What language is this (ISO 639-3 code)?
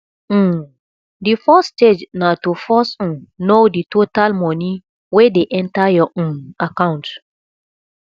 pcm